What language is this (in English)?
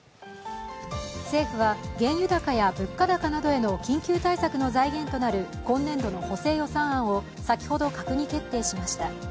Japanese